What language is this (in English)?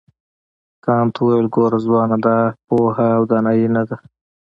Pashto